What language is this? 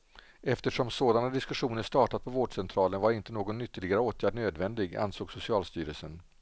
Swedish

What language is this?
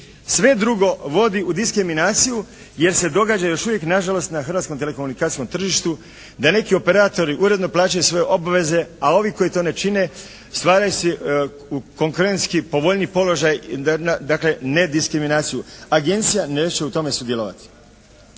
Croatian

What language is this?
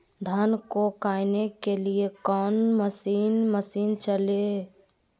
Magahi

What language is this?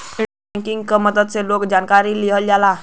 Bhojpuri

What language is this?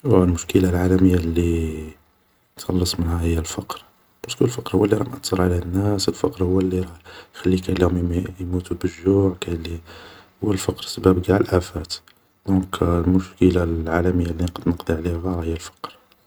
Algerian Arabic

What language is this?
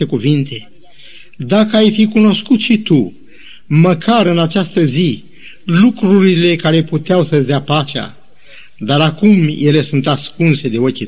Romanian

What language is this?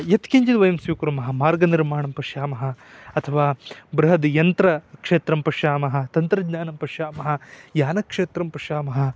Sanskrit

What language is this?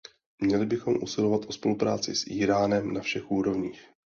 Czech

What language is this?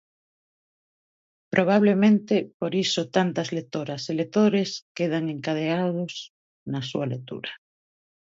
Galician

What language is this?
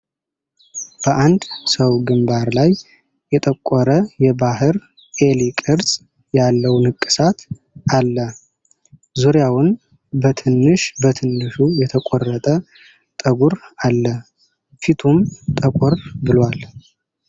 Amharic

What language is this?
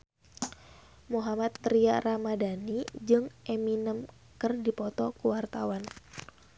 Sundanese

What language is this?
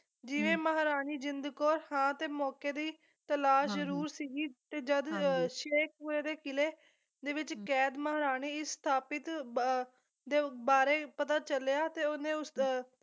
Punjabi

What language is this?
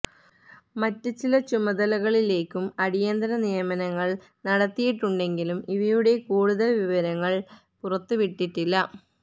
Malayalam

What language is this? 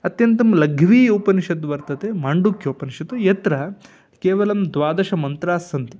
Sanskrit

